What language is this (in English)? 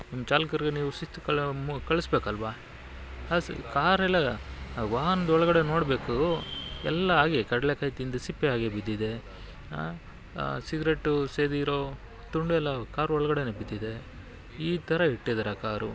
Kannada